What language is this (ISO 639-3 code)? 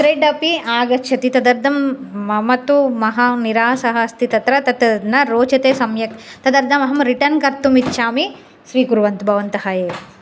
san